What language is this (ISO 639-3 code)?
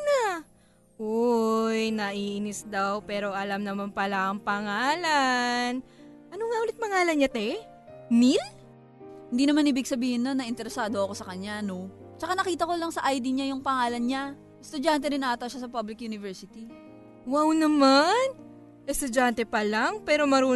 fil